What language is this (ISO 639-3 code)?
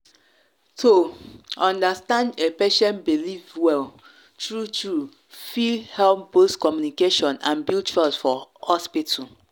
pcm